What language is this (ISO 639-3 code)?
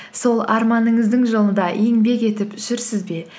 kaz